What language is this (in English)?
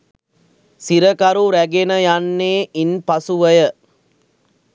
Sinhala